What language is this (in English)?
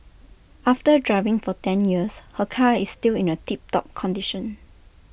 English